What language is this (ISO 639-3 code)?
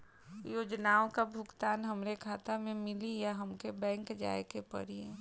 bho